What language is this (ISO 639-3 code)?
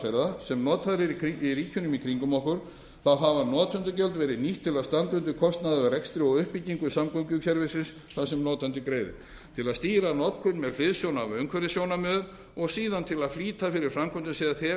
isl